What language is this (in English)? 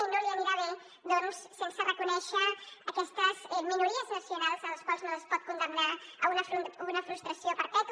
Catalan